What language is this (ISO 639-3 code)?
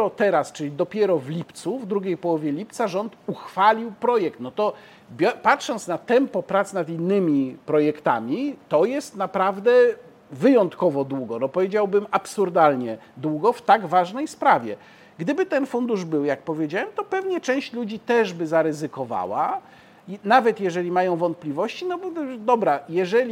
pol